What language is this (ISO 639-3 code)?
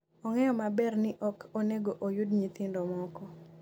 luo